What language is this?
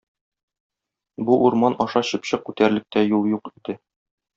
Tatar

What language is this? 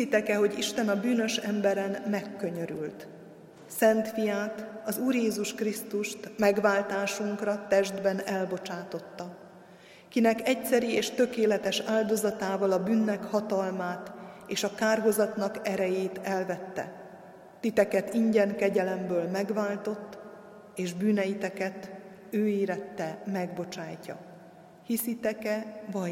Hungarian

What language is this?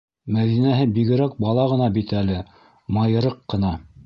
Bashkir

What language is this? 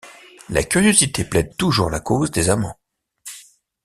French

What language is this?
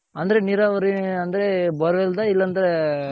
Kannada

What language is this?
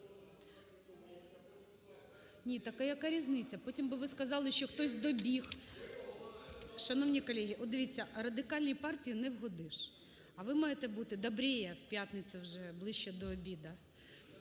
Ukrainian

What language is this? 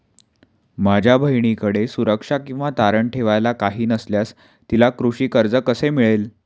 Marathi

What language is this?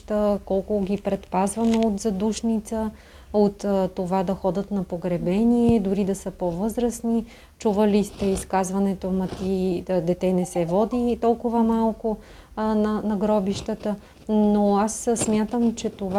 Bulgarian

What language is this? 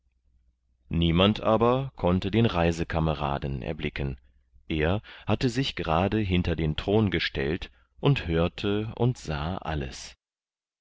German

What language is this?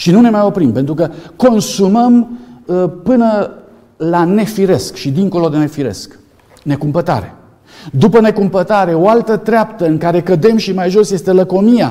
Romanian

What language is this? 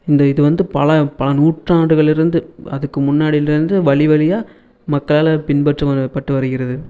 Tamil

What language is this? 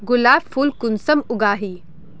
Magahi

